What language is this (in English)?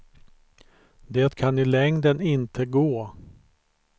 Swedish